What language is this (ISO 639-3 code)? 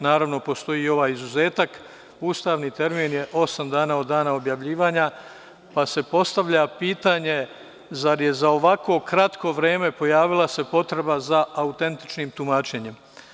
srp